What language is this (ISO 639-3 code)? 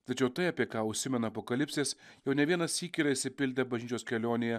lit